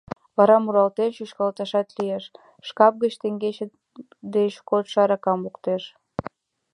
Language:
Mari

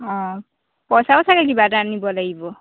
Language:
Assamese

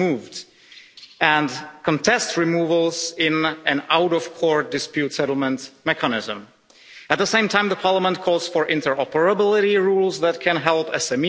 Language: English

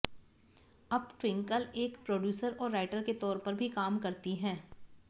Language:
Hindi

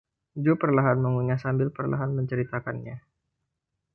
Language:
Indonesian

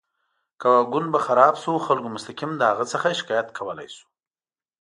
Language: Pashto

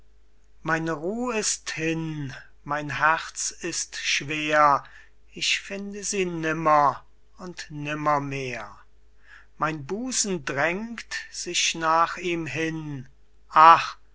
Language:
German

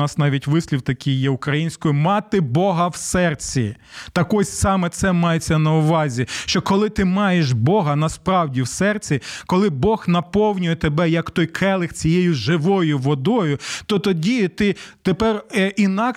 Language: Ukrainian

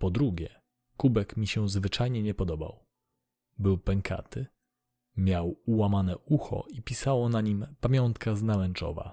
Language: Polish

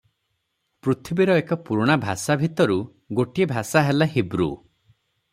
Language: Odia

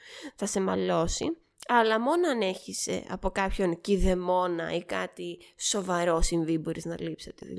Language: Greek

